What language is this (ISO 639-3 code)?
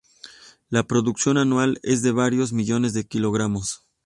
spa